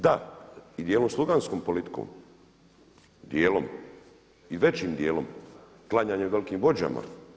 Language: Croatian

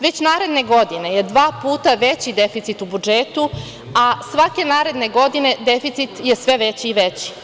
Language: Serbian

